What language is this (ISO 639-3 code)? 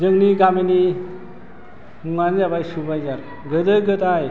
brx